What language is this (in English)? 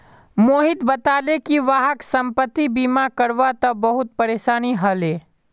Magahi